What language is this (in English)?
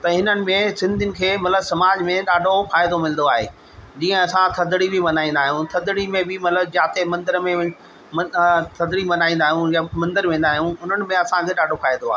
Sindhi